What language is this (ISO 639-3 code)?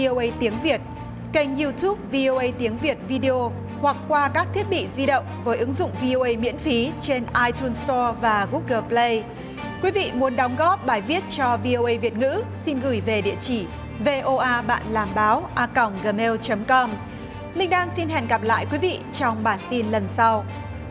vie